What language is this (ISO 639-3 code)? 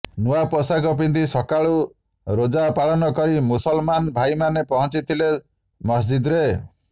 ori